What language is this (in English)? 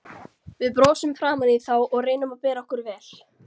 Icelandic